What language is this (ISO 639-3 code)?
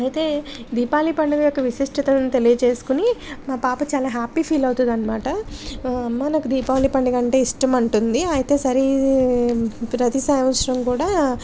tel